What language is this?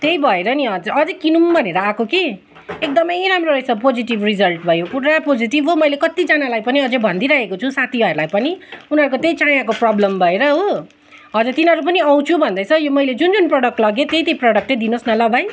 Nepali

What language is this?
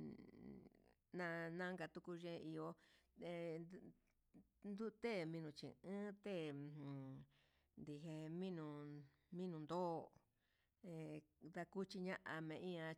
Huitepec Mixtec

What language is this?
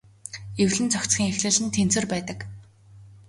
Mongolian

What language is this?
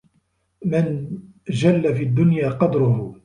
Arabic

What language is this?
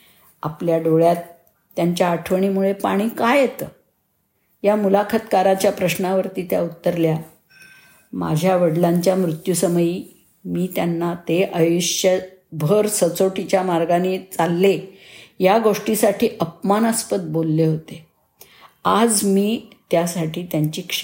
Marathi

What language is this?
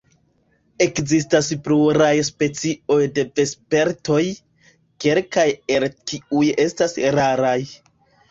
Esperanto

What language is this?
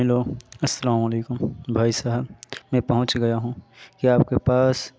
Urdu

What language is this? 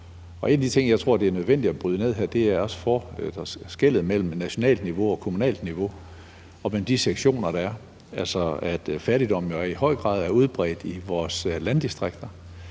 Danish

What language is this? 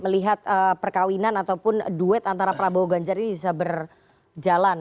Indonesian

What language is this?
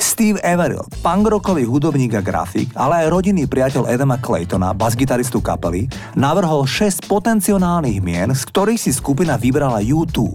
Slovak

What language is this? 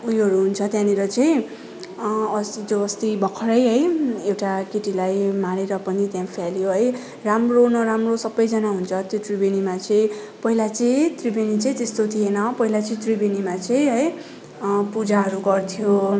Nepali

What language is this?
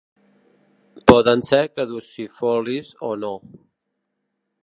Catalan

